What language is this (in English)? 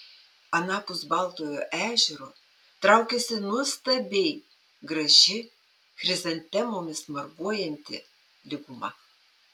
Lithuanian